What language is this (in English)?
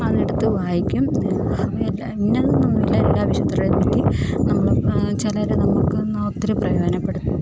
Malayalam